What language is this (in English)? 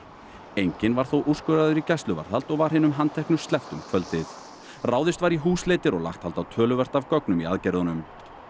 Icelandic